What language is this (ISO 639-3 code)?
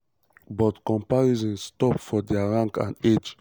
pcm